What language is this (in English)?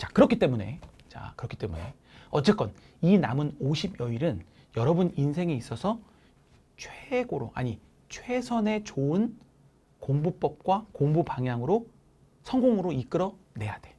Korean